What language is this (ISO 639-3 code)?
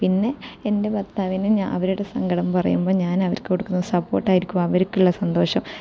mal